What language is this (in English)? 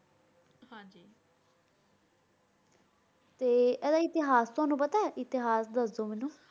Punjabi